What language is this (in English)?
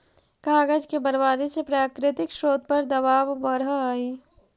Magahi